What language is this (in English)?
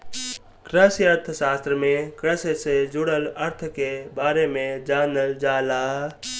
Bhojpuri